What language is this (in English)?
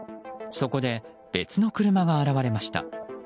Japanese